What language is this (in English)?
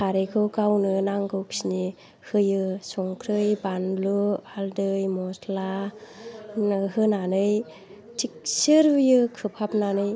Bodo